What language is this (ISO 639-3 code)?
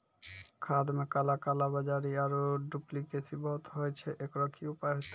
mai